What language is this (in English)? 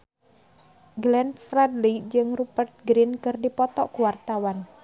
Sundanese